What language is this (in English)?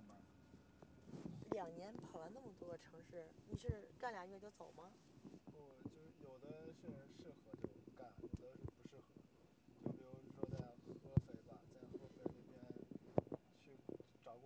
Chinese